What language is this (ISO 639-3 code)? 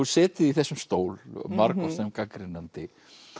isl